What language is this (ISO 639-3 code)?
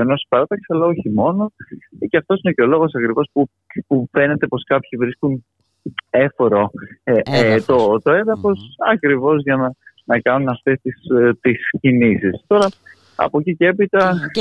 ell